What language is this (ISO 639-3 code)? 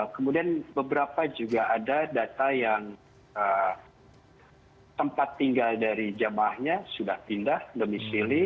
ind